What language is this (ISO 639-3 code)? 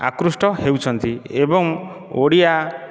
ori